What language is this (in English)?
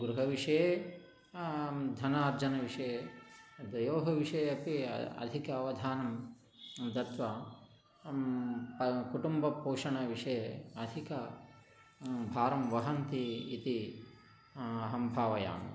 Sanskrit